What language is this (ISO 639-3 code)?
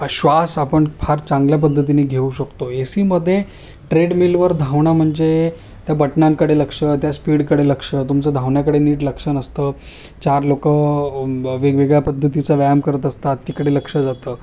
mar